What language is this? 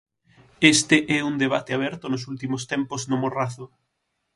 Galician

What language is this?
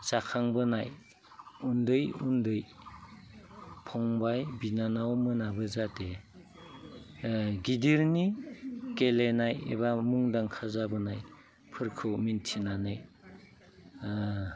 Bodo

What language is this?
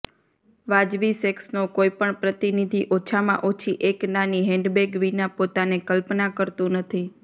Gujarati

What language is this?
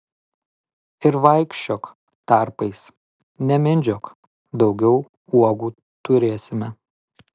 Lithuanian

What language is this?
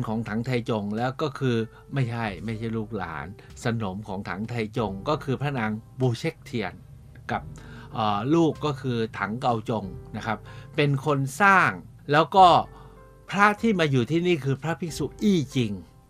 Thai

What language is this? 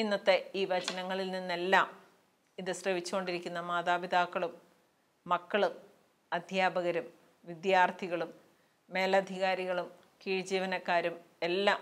Malayalam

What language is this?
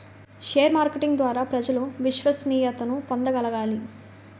Telugu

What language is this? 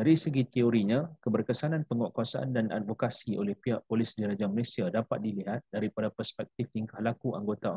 Malay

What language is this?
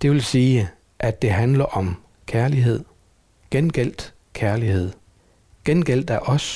Danish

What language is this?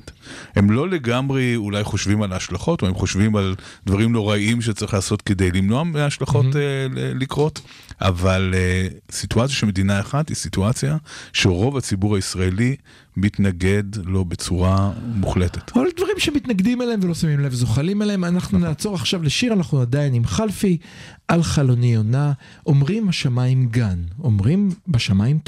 Hebrew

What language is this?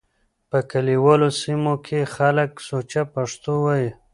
Pashto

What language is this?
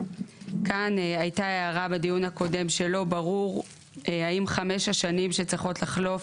Hebrew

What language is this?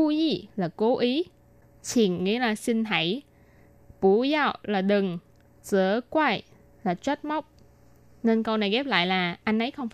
Vietnamese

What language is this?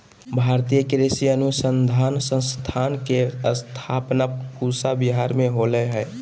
Magahi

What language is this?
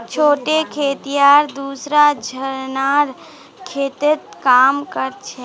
Magahi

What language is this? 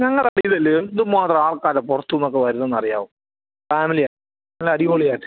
Malayalam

